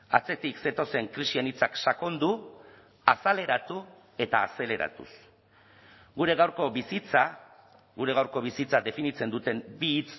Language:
Basque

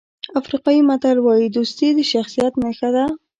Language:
Pashto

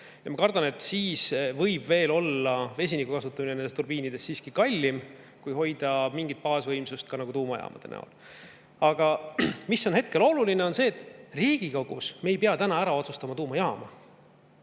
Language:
Estonian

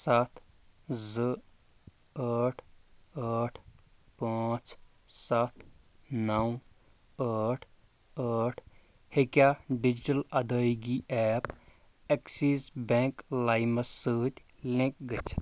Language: Kashmiri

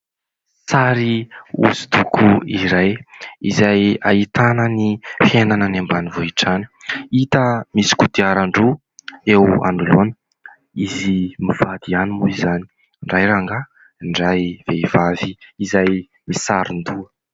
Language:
Malagasy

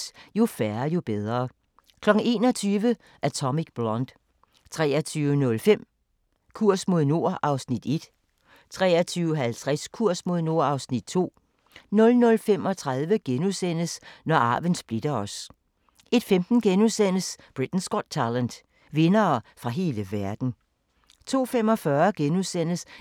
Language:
Danish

